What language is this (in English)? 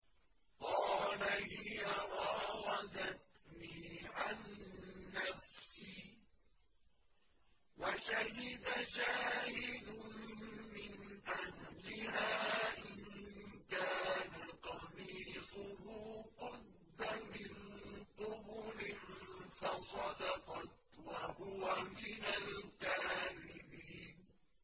Arabic